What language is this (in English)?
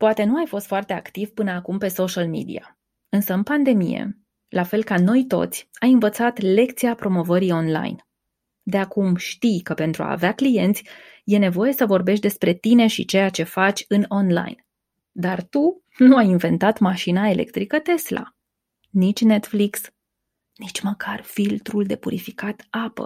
Romanian